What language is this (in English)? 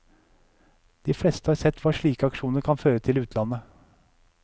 Norwegian